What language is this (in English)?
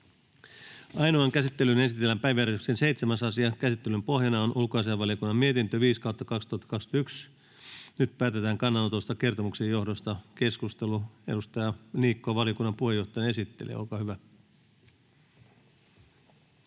Finnish